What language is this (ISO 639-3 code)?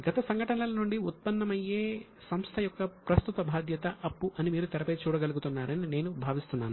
tel